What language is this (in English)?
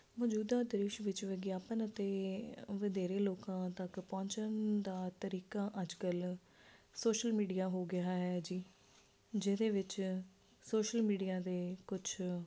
Punjabi